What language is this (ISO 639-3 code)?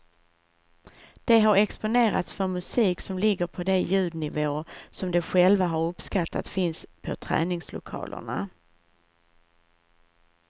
swe